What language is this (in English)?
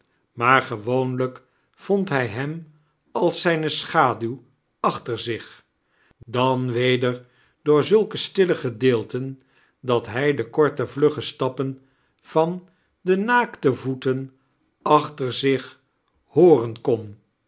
Dutch